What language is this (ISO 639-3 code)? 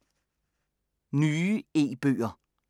dan